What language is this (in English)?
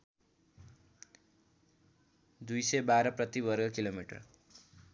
Nepali